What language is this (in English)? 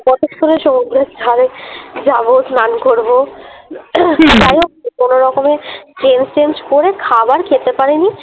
Bangla